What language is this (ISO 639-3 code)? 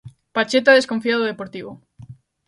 glg